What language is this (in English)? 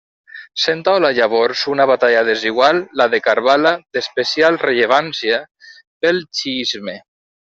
Catalan